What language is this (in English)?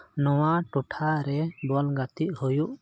Santali